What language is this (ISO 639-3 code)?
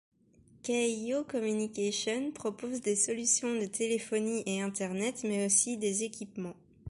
fra